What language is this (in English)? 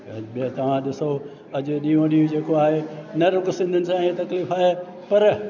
Sindhi